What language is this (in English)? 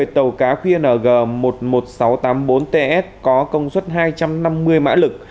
Vietnamese